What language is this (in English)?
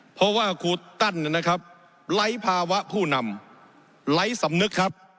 Thai